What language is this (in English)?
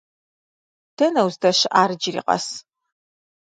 Kabardian